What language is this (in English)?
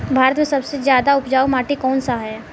Bhojpuri